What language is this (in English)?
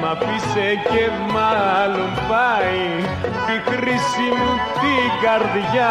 Greek